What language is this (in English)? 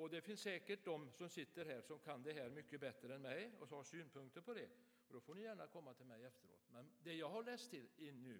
Swedish